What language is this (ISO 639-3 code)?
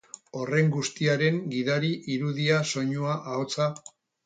eus